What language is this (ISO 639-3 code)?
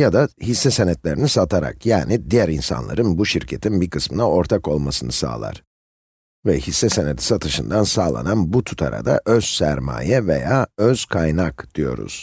tur